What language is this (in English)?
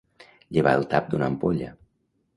Catalan